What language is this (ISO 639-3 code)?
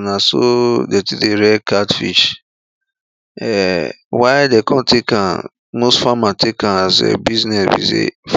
pcm